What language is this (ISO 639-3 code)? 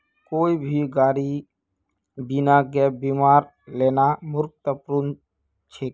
mag